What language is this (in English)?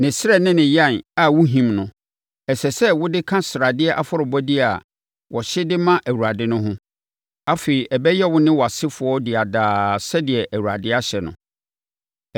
Akan